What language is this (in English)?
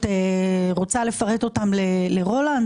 Hebrew